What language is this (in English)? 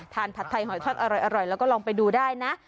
Thai